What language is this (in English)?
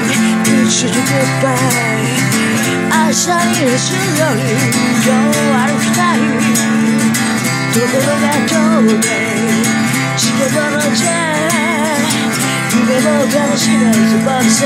Korean